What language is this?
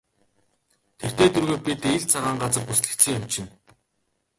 Mongolian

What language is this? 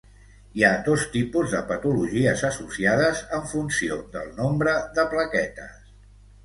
Catalan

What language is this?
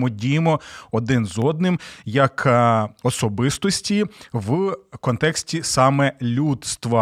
Ukrainian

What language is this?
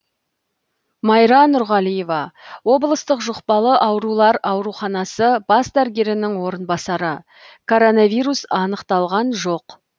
Kazakh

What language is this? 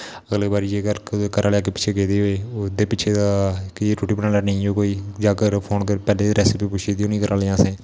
Dogri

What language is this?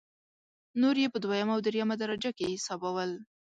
Pashto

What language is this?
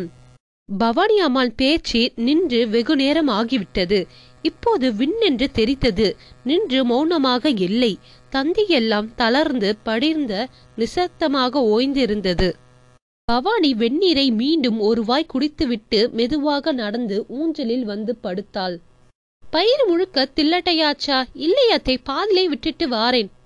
Tamil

